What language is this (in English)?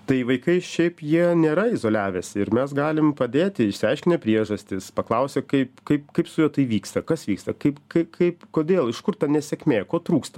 Lithuanian